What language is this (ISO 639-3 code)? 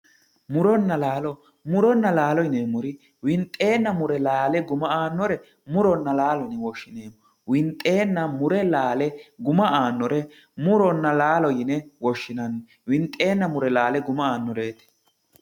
sid